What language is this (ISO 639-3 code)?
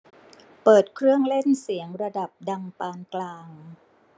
tha